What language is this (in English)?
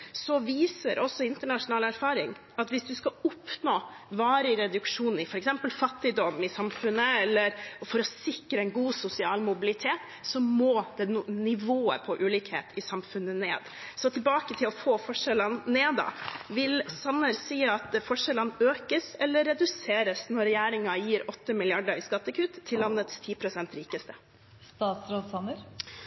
Norwegian Bokmål